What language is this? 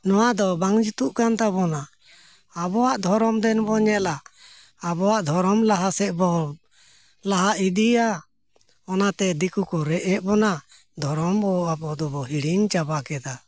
Santali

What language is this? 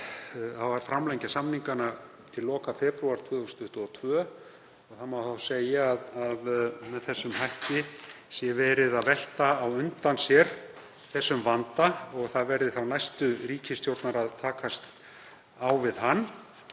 Icelandic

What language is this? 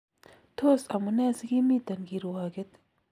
Kalenjin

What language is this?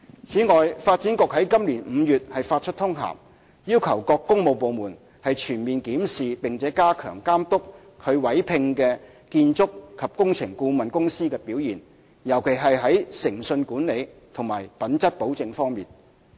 Cantonese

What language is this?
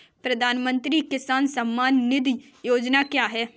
Hindi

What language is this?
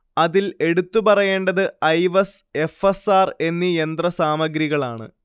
Malayalam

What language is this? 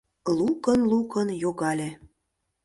Mari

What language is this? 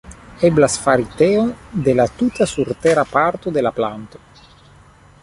Esperanto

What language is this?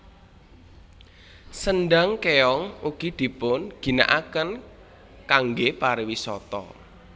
Javanese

